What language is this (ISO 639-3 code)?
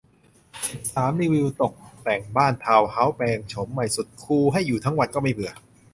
tha